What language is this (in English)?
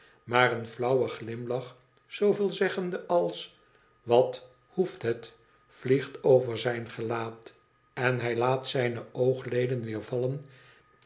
Dutch